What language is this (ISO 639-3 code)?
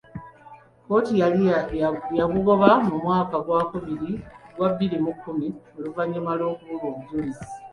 lug